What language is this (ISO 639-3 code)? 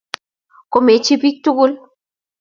kln